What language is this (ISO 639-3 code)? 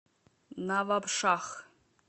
rus